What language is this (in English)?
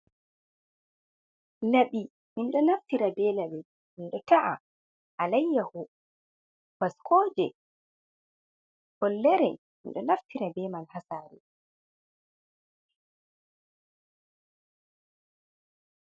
Fula